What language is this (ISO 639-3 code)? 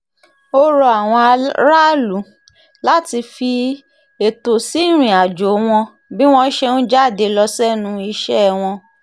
yor